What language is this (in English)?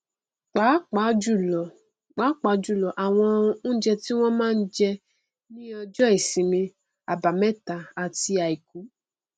Yoruba